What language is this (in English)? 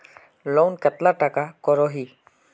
Magahi